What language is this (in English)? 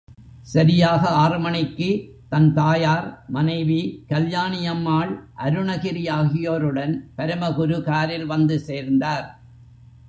Tamil